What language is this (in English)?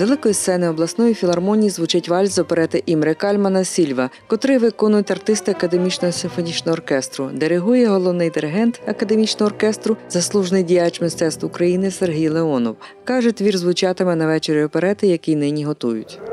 Ukrainian